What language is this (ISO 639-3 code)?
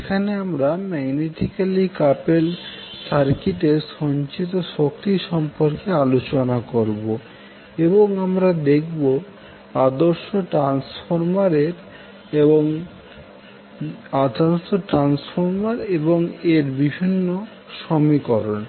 ben